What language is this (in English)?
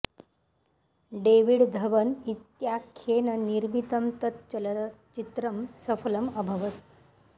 Sanskrit